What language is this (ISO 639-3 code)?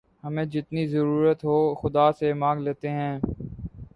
urd